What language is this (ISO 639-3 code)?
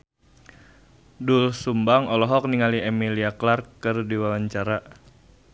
sun